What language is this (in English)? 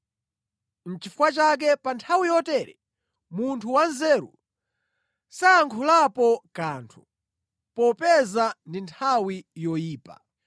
Nyanja